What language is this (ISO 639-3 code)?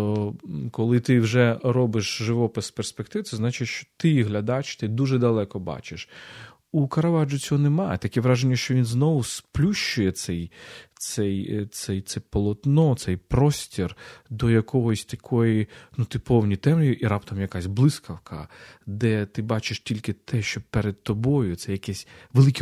ukr